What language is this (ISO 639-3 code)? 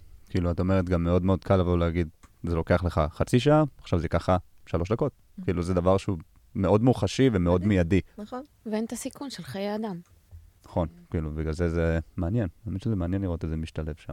heb